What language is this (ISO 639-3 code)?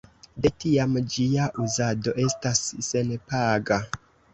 epo